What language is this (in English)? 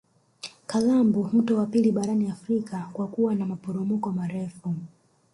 Swahili